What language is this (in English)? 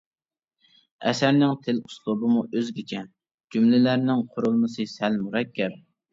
Uyghur